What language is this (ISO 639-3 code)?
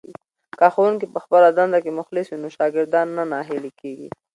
pus